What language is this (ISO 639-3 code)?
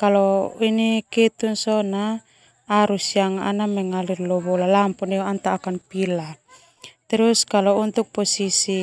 twu